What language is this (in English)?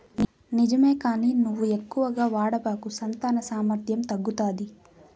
Telugu